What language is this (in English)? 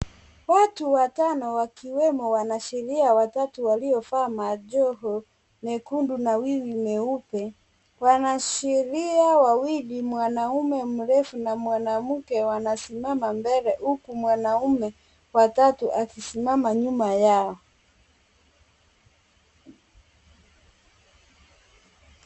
Swahili